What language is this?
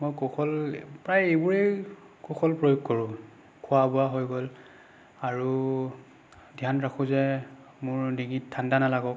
Assamese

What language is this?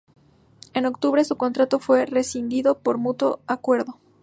Spanish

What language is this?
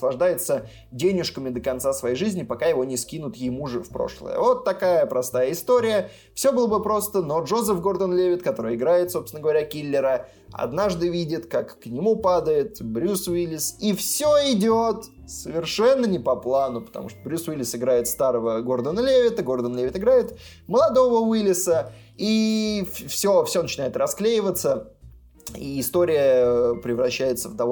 Russian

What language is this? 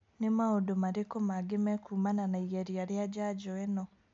Kikuyu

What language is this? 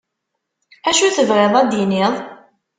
Kabyle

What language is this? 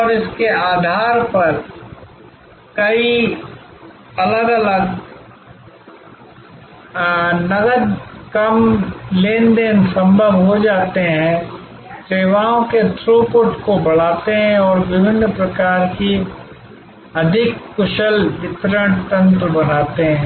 Hindi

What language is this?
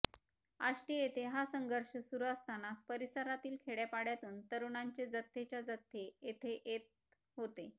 Marathi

